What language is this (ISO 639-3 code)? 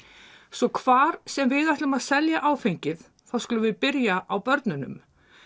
isl